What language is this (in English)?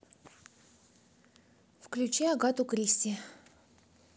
Russian